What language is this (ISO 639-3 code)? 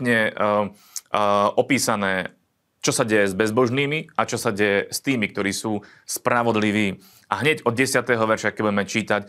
slk